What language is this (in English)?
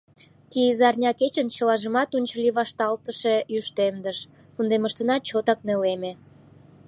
Mari